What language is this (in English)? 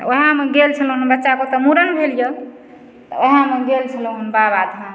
Maithili